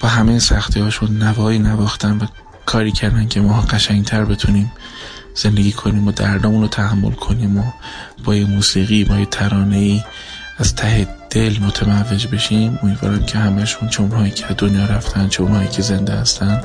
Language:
Persian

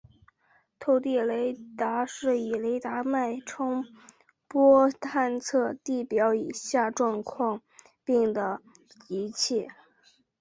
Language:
Chinese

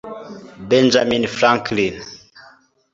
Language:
Kinyarwanda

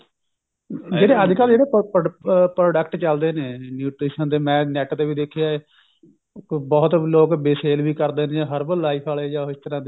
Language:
Punjabi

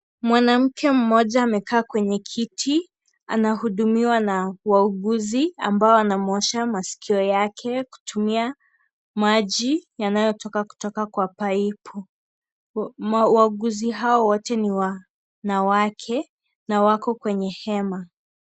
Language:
Swahili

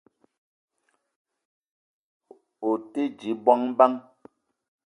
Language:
Eton (Cameroon)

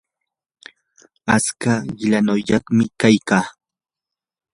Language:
Yanahuanca Pasco Quechua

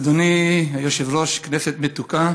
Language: Hebrew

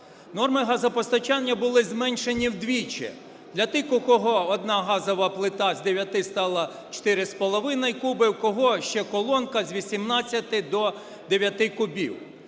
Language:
Ukrainian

